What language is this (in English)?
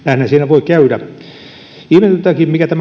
Finnish